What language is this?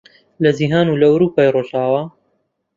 Central Kurdish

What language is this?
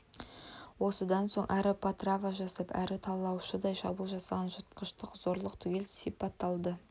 Kazakh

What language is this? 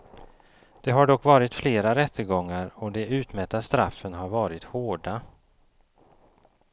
Swedish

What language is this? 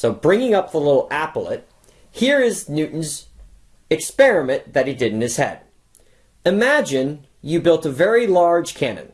English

